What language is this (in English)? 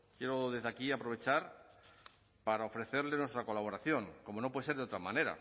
Spanish